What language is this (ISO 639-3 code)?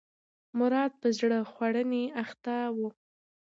pus